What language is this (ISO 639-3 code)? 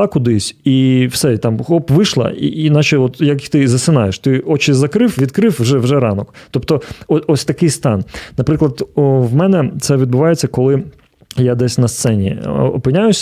ukr